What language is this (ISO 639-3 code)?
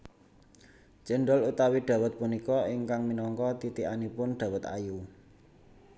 jav